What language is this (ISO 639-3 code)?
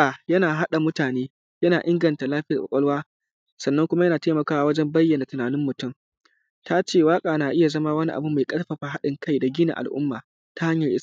hau